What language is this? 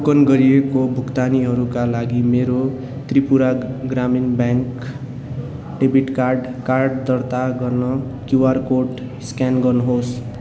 Nepali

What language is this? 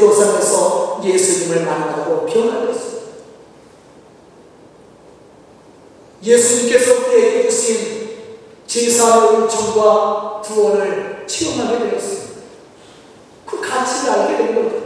Korean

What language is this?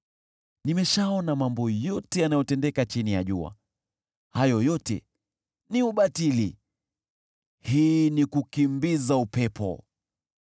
Swahili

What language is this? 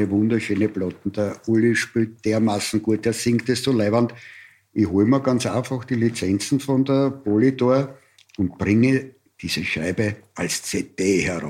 German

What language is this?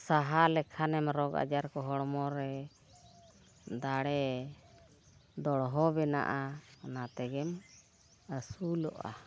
Santali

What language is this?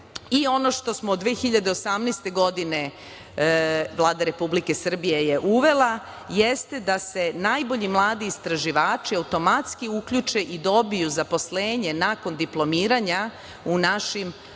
Serbian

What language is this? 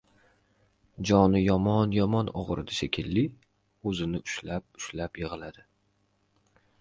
Uzbek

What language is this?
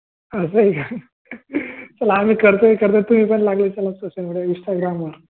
Marathi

